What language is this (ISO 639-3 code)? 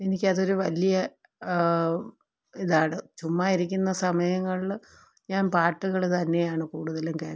mal